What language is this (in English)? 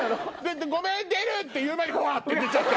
Japanese